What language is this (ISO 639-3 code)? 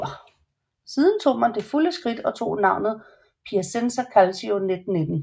dan